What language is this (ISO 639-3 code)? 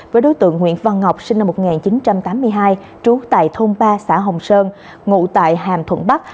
vie